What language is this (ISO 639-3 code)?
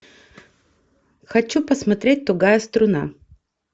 rus